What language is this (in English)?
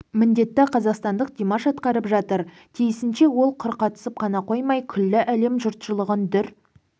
Kazakh